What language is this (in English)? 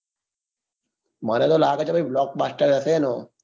Gujarati